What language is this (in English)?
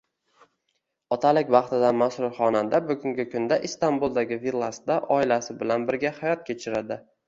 Uzbek